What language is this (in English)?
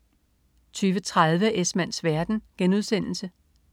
Danish